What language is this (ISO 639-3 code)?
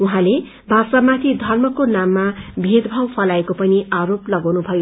nep